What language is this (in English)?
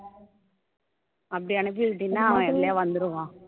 Tamil